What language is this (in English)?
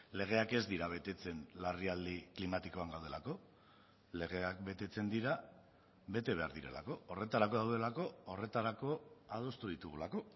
Basque